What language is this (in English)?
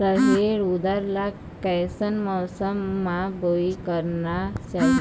Chhattisgarhi